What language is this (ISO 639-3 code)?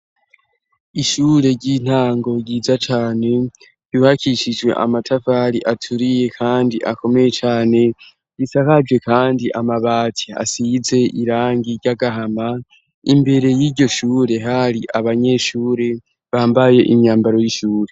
run